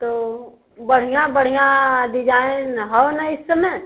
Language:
Hindi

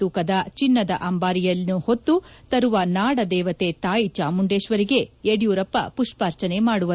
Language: Kannada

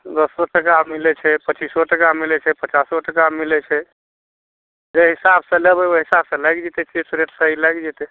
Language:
Maithili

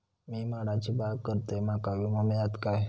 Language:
Marathi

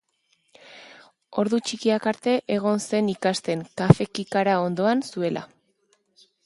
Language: Basque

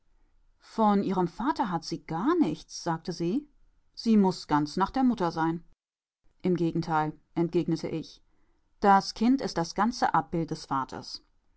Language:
German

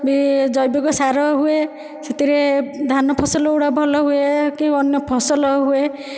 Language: Odia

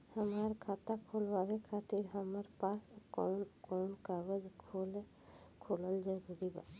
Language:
Bhojpuri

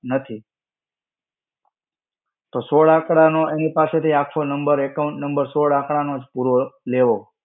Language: Gujarati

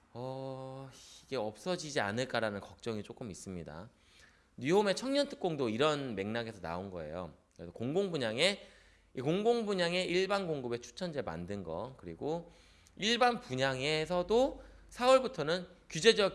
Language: Korean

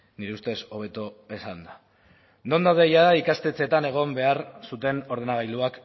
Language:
Basque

